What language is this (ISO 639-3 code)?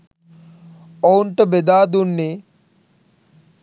sin